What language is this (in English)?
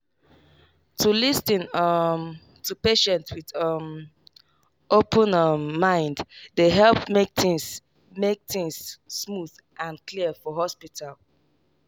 Nigerian Pidgin